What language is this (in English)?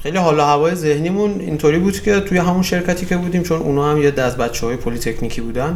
Persian